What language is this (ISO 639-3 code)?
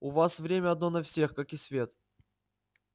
rus